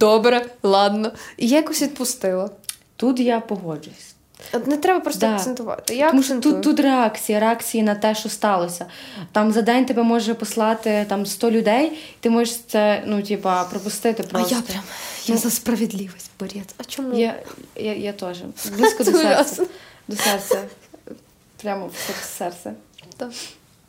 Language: Ukrainian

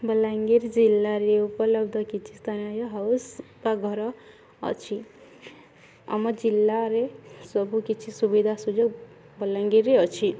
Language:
Odia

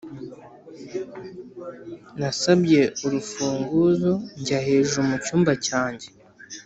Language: Kinyarwanda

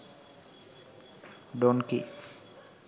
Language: Sinhala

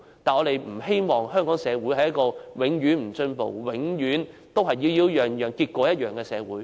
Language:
Cantonese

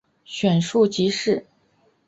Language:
Chinese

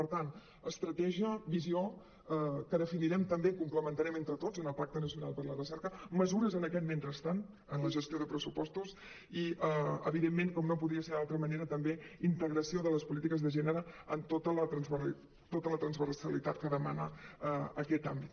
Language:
Catalan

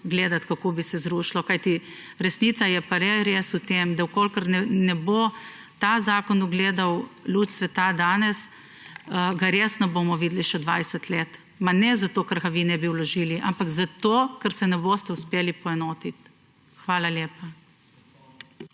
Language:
Slovenian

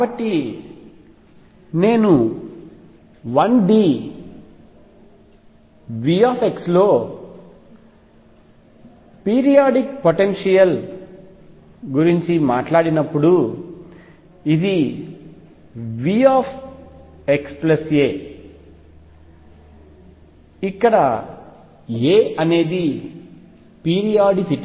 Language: Telugu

